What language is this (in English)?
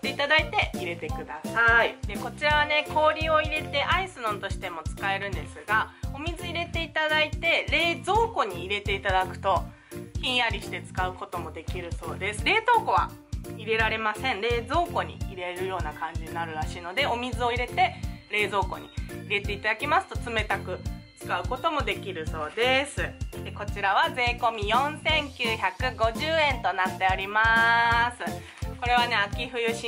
Japanese